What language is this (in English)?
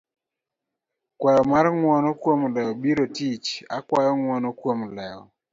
Luo (Kenya and Tanzania)